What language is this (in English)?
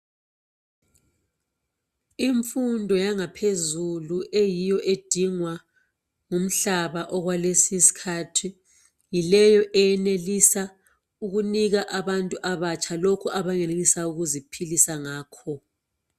North Ndebele